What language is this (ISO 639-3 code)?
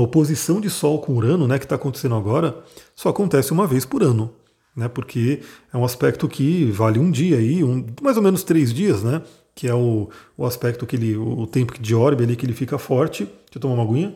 por